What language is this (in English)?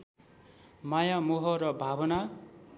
Nepali